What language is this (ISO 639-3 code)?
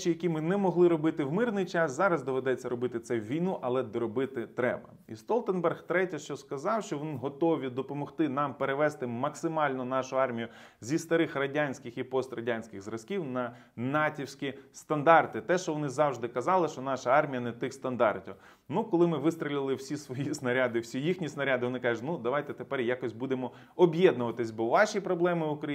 ukr